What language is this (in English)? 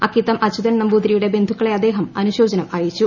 Malayalam